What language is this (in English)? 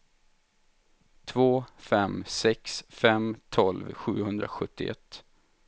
Swedish